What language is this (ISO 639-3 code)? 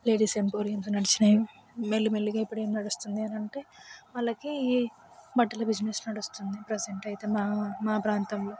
tel